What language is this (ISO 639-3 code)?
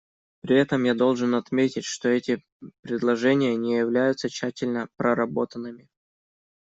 rus